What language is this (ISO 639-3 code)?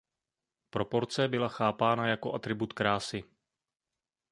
ces